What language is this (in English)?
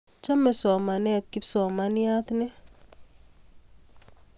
Kalenjin